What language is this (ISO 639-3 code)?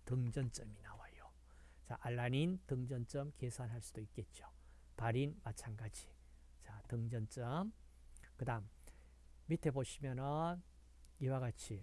kor